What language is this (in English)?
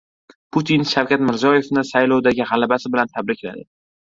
Uzbek